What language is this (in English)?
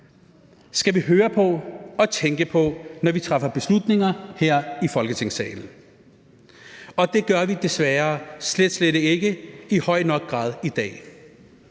Danish